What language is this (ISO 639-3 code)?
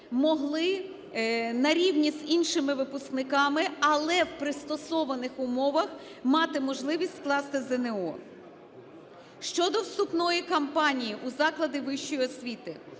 ukr